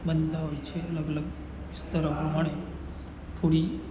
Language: Gujarati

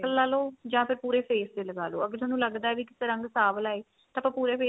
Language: Punjabi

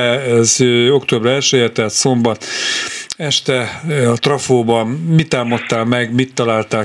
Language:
Hungarian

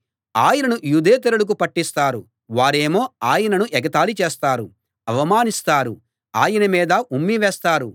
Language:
Telugu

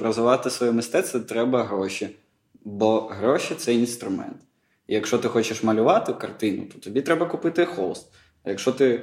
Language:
Ukrainian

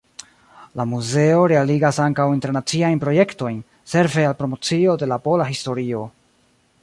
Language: Esperanto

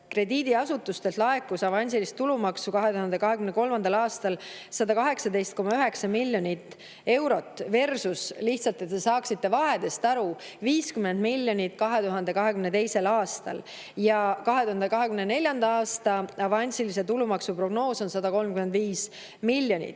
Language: Estonian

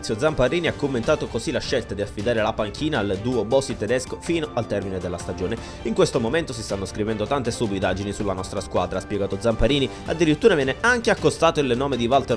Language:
Italian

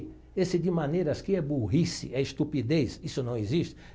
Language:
Portuguese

